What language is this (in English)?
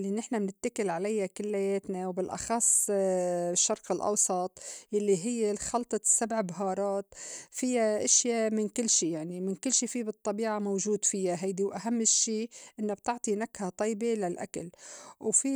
North Levantine Arabic